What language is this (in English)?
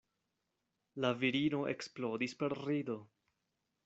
Esperanto